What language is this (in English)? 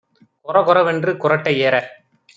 Tamil